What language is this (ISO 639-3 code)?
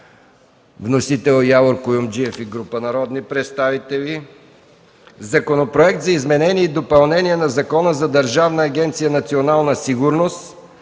bul